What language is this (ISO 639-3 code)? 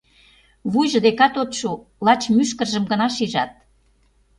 chm